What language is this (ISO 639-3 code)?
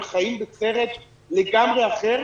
heb